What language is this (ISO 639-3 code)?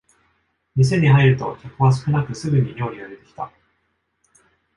jpn